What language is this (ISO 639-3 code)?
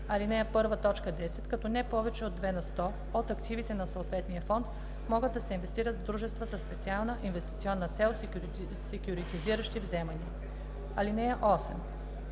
bul